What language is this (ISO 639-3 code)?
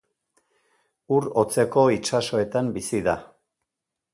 eus